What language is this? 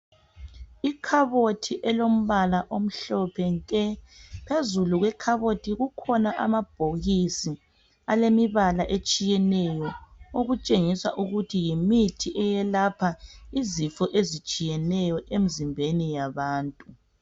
North Ndebele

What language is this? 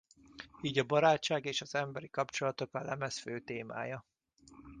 Hungarian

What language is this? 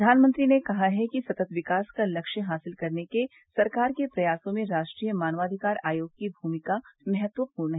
Hindi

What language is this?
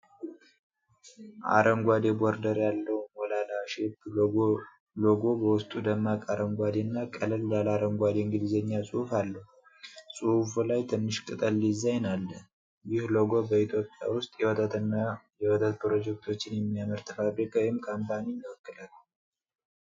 Amharic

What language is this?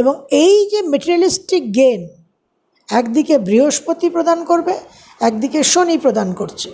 Bangla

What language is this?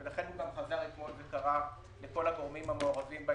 Hebrew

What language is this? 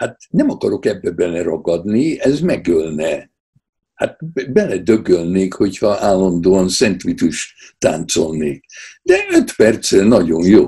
Hungarian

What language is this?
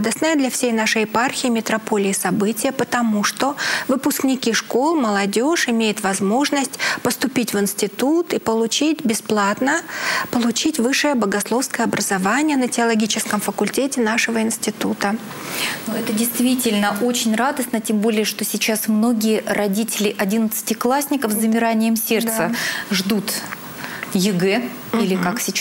Russian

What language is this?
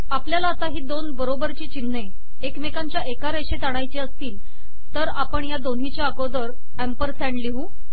Marathi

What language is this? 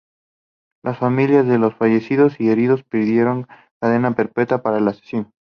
Spanish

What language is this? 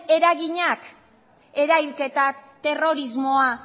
Basque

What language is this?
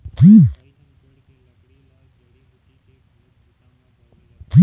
Chhattisgarhi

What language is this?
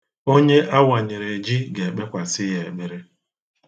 Igbo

